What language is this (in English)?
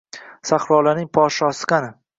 Uzbek